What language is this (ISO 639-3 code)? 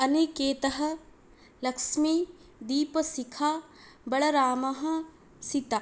san